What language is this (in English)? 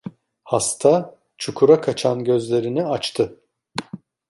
Turkish